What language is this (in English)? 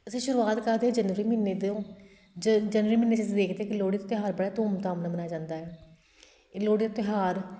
Punjabi